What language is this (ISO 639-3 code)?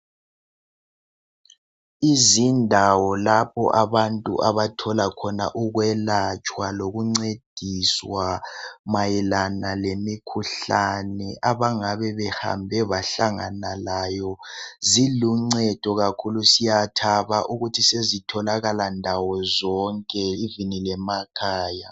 nde